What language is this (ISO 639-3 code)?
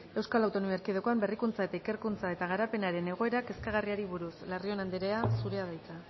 eus